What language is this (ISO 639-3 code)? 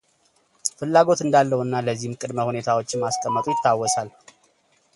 amh